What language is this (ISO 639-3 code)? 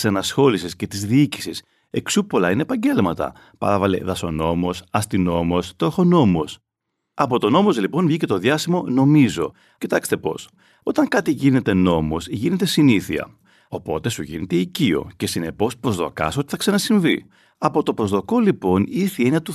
ell